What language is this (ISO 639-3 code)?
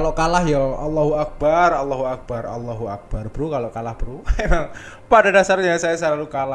ind